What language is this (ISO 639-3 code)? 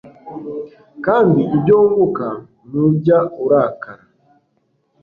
kin